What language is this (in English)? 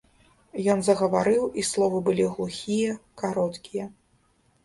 Belarusian